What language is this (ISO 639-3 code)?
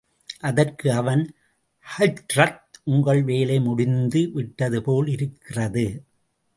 tam